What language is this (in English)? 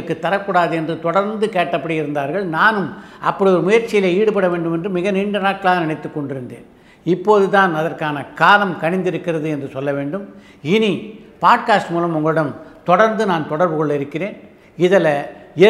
Tamil